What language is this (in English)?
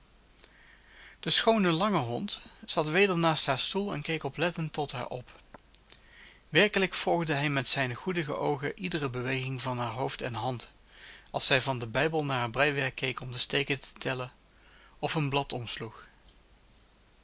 Dutch